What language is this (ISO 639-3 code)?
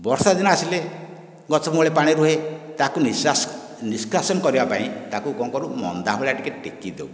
ori